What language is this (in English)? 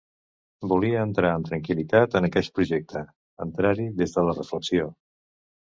Catalan